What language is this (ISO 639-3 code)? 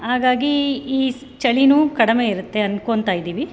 kan